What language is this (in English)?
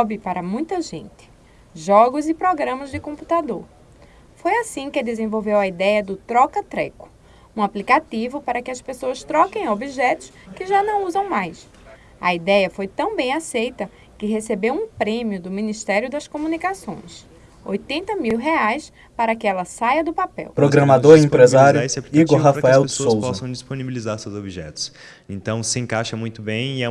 Portuguese